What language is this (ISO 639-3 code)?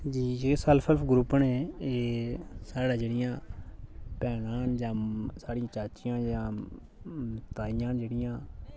doi